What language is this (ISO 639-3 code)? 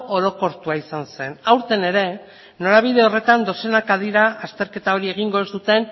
eus